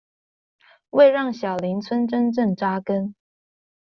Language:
Chinese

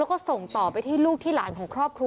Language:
Thai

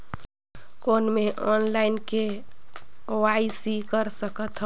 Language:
Chhattisgarhi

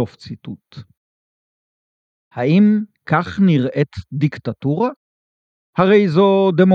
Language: Hebrew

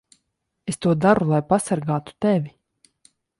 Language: Latvian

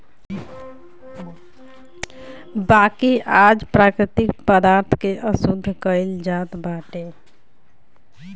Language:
Bhojpuri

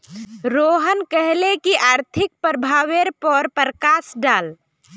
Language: Magahi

